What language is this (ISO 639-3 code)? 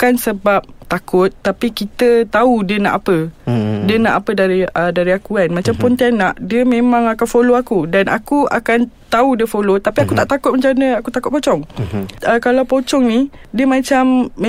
msa